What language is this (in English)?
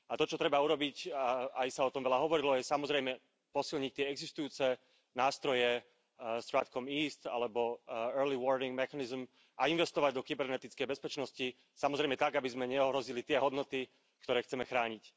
Slovak